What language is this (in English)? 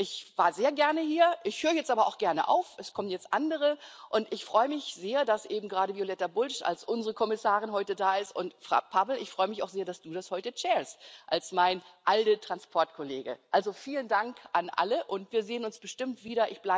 German